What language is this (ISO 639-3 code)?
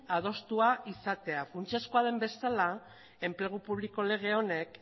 eus